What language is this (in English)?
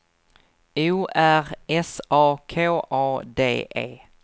Swedish